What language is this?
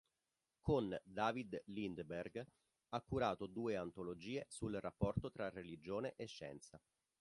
Italian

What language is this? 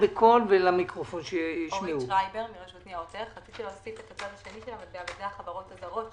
Hebrew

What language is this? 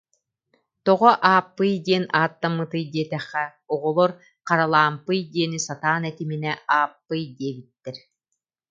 Yakut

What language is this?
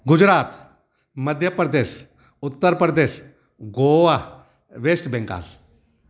Sindhi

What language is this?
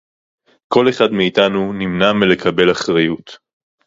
Hebrew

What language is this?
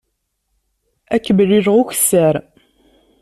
Kabyle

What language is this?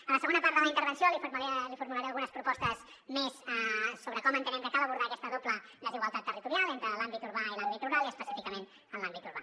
Catalan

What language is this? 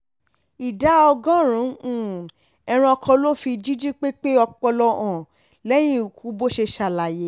Yoruba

